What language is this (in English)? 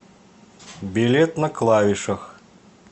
Russian